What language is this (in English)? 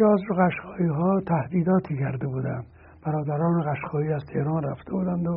Persian